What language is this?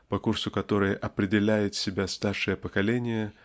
Russian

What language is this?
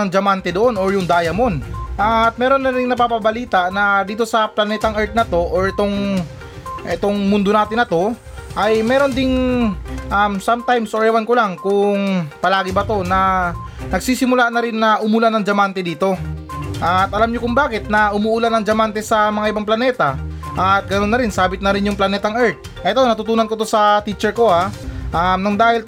Filipino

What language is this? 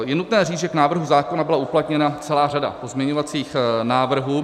Czech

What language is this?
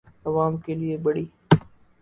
Urdu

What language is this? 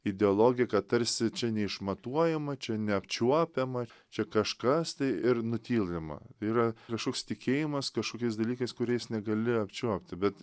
Lithuanian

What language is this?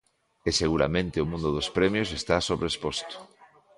Galician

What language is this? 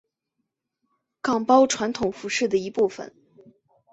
Chinese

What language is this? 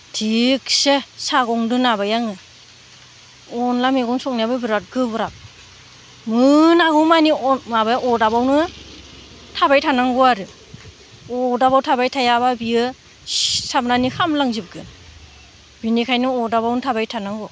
Bodo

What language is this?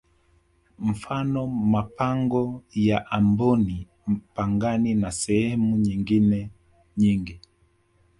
Swahili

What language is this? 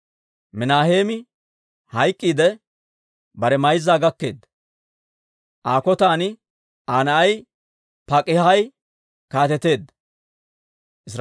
Dawro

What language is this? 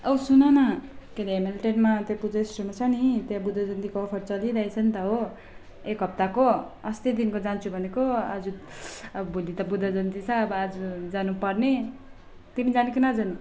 Nepali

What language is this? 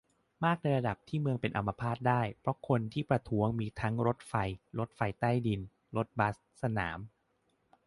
Thai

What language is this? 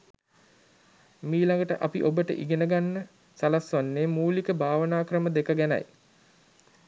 Sinhala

